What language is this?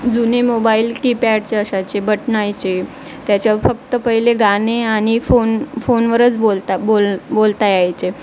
Marathi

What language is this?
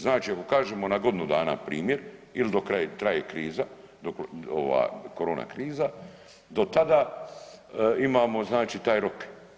Croatian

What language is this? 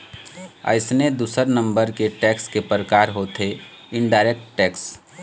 Chhattisgarhi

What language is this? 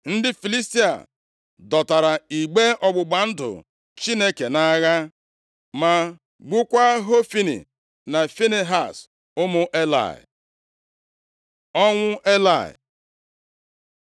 Igbo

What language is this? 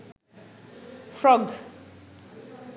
Sinhala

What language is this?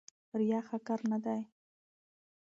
Pashto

